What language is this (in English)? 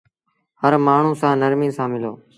Sindhi Bhil